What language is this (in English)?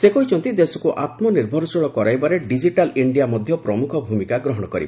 Odia